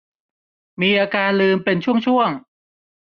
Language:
Thai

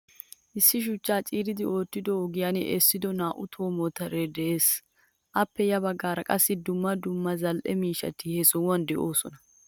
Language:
Wolaytta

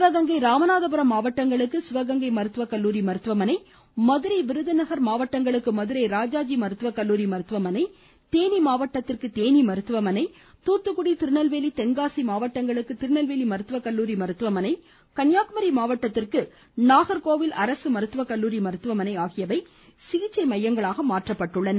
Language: Tamil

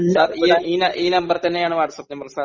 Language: Malayalam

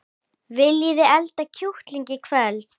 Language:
Icelandic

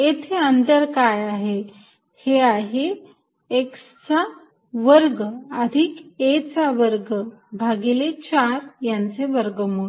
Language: Marathi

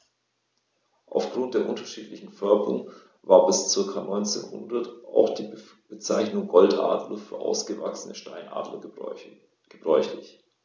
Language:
German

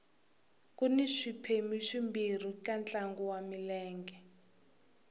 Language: Tsonga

